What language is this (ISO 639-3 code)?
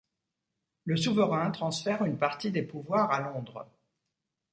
fra